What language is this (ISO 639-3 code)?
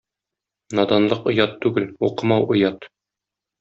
tat